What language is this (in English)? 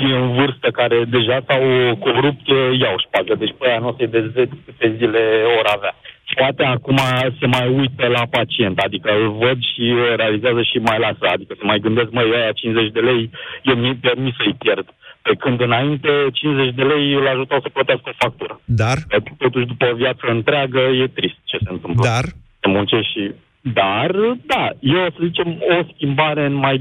Romanian